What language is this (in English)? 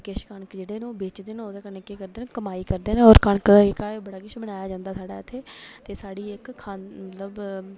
Dogri